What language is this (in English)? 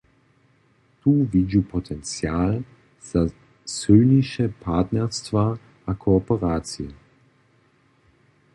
Upper Sorbian